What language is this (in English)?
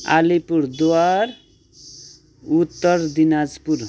Nepali